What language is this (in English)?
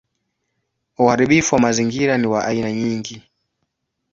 Swahili